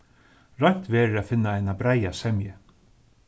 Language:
Faroese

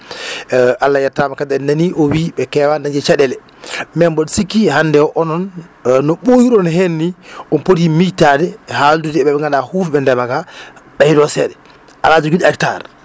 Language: Fula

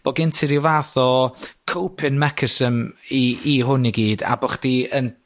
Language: Welsh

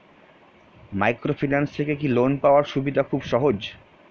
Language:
Bangla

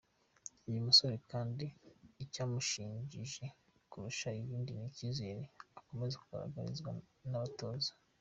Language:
Kinyarwanda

